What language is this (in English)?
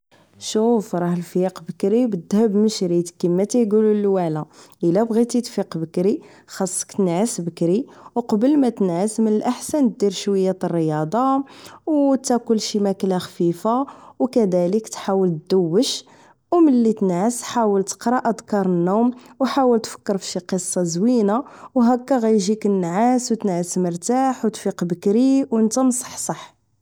Moroccan Arabic